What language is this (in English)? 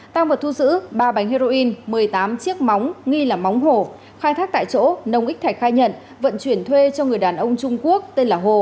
Vietnamese